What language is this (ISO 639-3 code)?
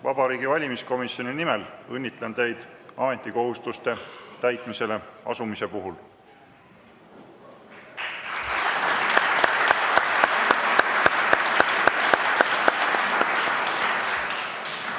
est